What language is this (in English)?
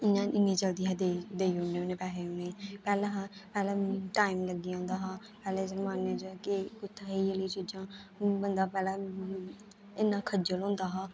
Dogri